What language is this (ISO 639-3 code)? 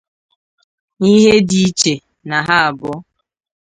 ibo